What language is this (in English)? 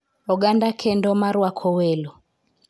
Luo (Kenya and Tanzania)